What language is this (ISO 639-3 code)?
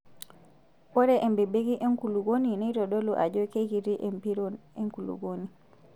mas